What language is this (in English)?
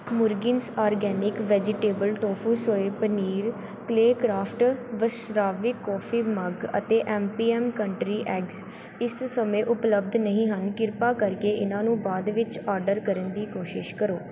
Punjabi